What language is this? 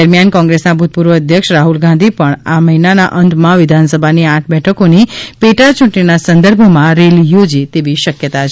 Gujarati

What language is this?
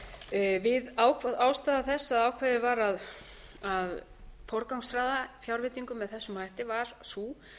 Icelandic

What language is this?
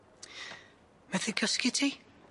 Welsh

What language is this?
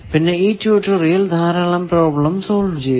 Malayalam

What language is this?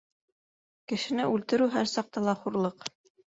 Bashkir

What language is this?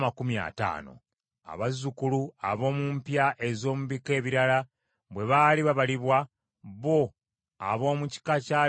Ganda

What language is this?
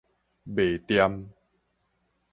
Min Nan Chinese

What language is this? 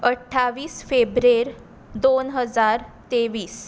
Konkani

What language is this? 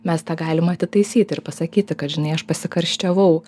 Lithuanian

